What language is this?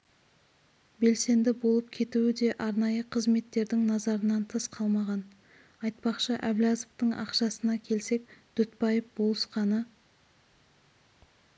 Kazakh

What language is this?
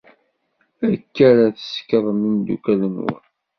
Kabyle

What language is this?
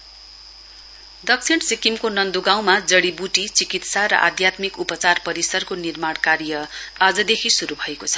Nepali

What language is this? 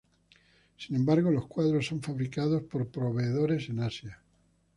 Spanish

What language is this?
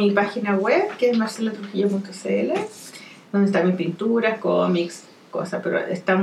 Spanish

